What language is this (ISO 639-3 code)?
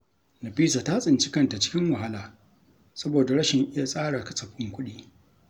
hau